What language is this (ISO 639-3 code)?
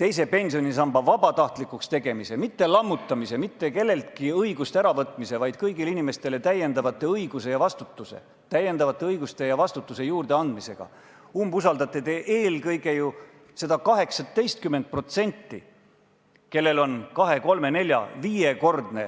est